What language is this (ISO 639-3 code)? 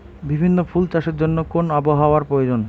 ben